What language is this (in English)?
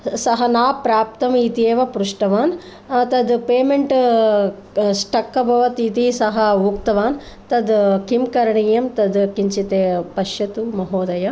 Sanskrit